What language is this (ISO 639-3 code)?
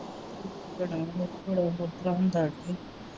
pan